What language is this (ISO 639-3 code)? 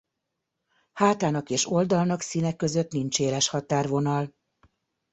hun